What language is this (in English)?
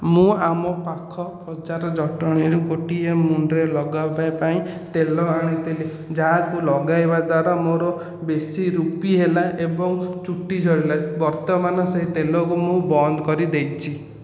Odia